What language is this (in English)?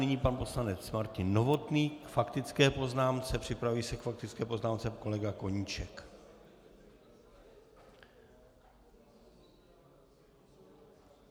Czech